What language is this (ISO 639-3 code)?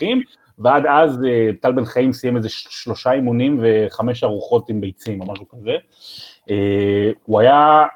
heb